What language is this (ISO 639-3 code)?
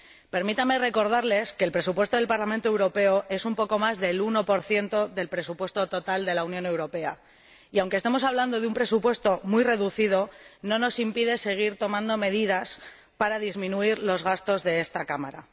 spa